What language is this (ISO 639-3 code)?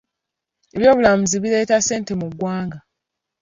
lug